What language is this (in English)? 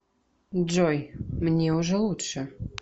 Russian